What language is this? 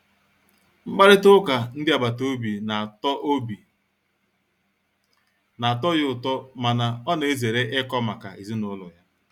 Igbo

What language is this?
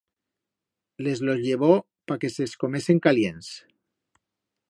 Aragonese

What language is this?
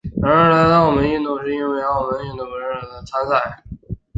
Chinese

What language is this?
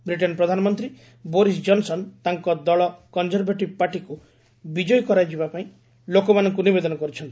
Odia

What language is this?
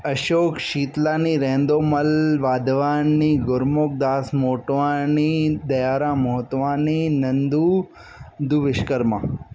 Sindhi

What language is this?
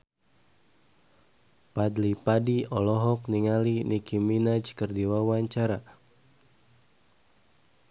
Sundanese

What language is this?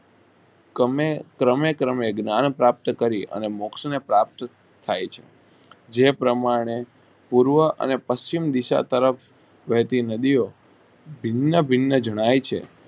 Gujarati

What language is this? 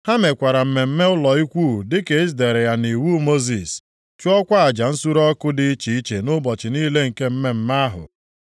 Igbo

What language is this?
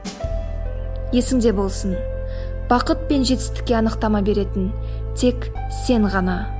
Kazakh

